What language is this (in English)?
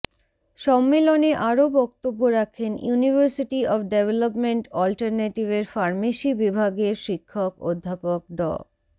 Bangla